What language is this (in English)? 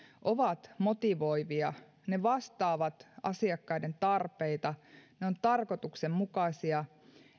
Finnish